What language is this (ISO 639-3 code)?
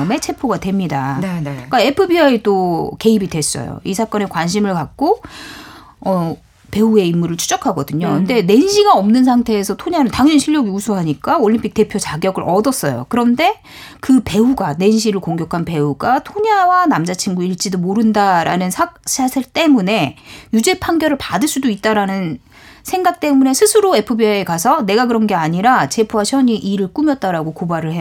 kor